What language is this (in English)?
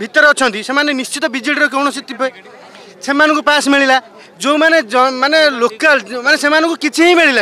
Turkish